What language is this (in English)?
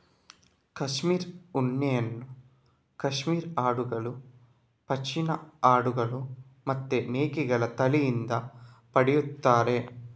Kannada